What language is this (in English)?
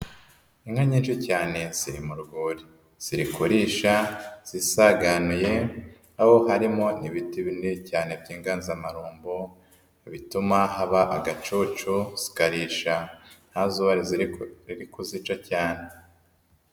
Kinyarwanda